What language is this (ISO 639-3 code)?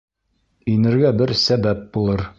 bak